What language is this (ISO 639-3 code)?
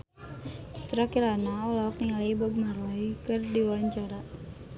sun